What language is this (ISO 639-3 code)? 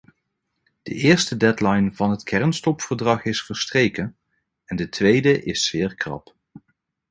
nld